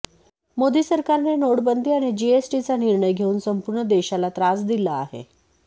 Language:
Marathi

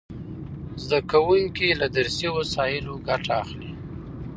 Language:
Pashto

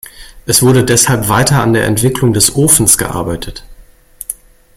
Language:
German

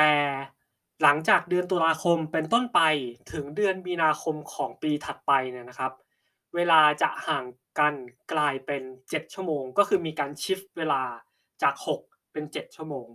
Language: Thai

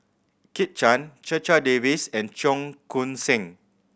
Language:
English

